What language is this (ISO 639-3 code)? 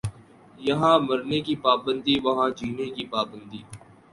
urd